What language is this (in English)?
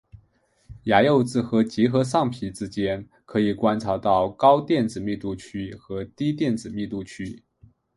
Chinese